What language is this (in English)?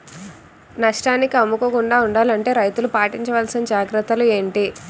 Telugu